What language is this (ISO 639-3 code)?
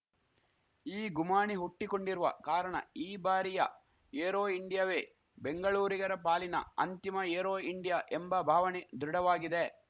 kan